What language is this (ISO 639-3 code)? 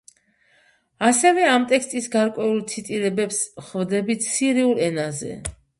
kat